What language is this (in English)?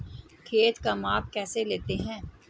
Hindi